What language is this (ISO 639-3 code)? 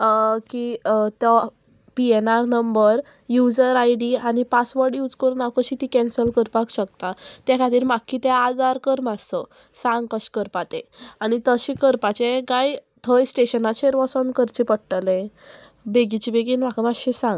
kok